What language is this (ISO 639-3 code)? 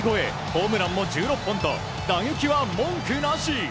jpn